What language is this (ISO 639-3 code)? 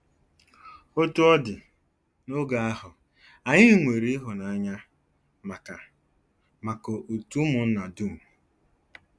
ibo